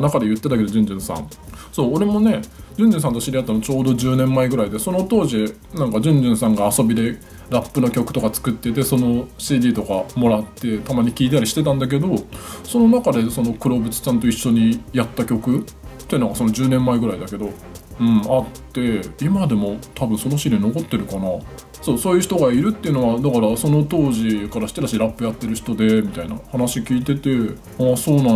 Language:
Japanese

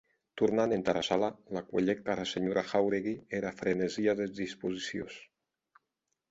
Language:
Occitan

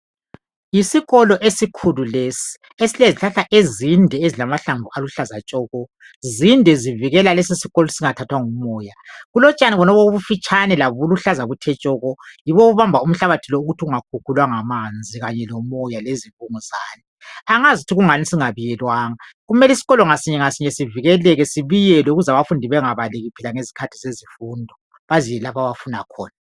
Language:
North Ndebele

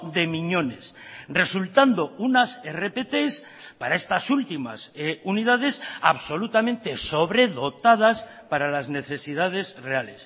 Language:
Spanish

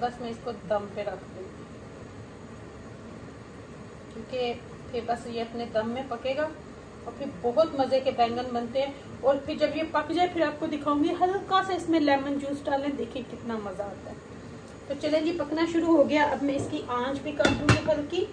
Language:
Hindi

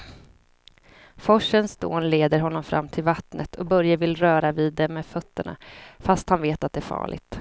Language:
Swedish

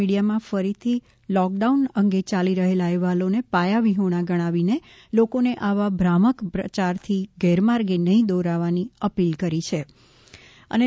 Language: Gujarati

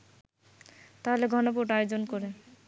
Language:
Bangla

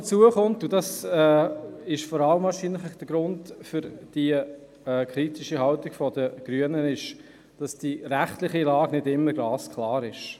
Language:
Swiss German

